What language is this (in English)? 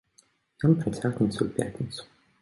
Belarusian